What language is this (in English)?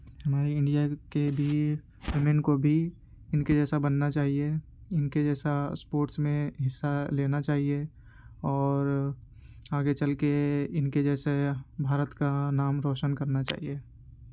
Urdu